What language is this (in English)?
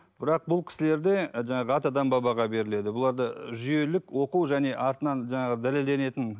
Kazakh